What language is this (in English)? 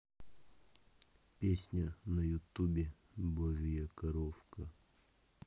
Russian